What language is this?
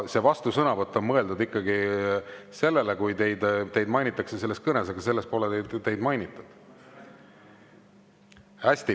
Estonian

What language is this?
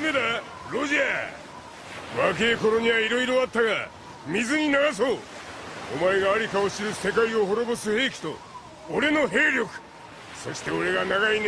Japanese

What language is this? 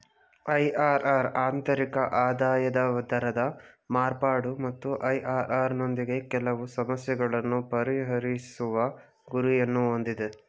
Kannada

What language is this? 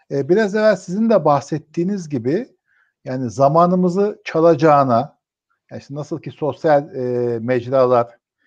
Turkish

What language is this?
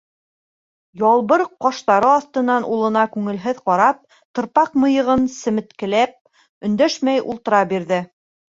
Bashkir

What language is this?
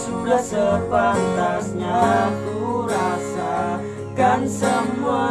Indonesian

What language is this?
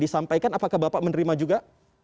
Indonesian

